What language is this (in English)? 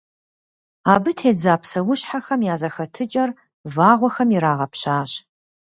Kabardian